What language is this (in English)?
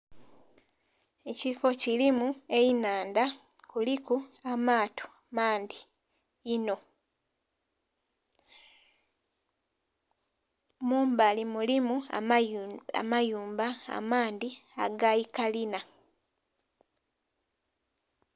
Soga